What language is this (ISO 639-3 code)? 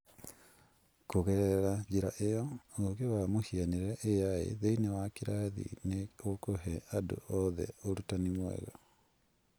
kik